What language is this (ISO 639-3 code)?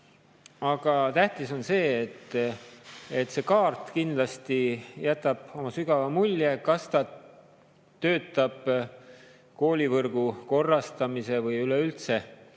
est